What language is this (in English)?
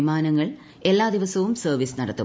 Malayalam